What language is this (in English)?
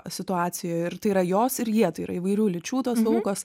Lithuanian